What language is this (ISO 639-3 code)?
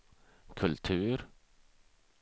swe